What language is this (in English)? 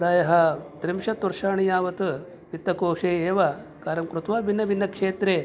Sanskrit